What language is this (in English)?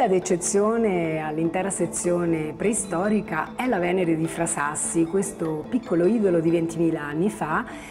Italian